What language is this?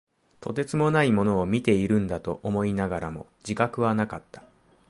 Japanese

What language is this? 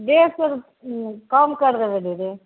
Maithili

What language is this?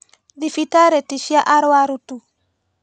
Kikuyu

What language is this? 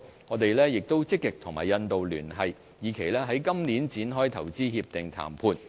Cantonese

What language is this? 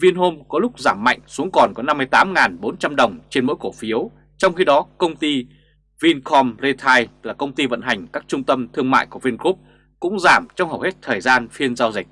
Vietnamese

